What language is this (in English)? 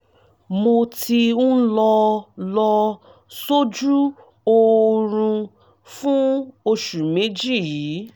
Yoruba